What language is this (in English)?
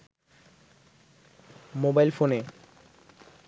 Bangla